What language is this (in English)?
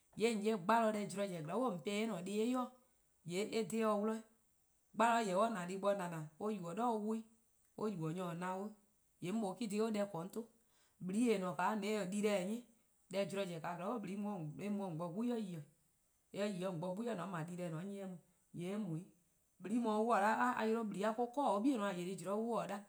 Eastern Krahn